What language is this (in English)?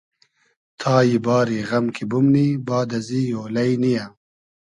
Hazaragi